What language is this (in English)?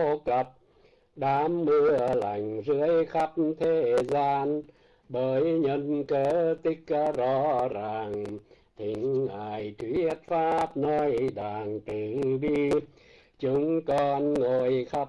Vietnamese